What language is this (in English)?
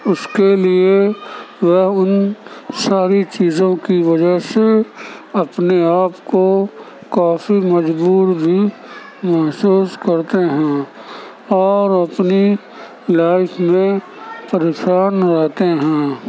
Urdu